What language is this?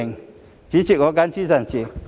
Cantonese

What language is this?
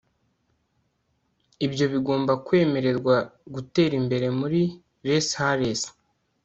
Kinyarwanda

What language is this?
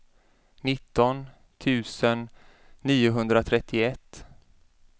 Swedish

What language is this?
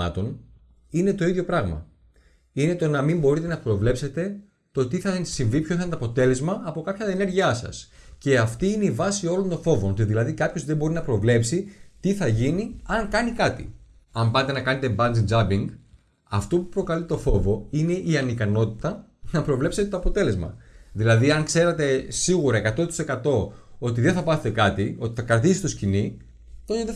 Greek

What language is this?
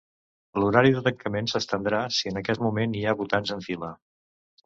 Catalan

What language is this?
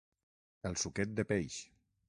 Catalan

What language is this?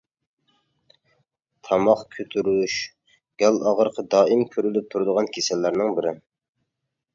Uyghur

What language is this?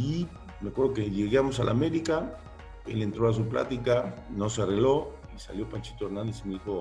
Spanish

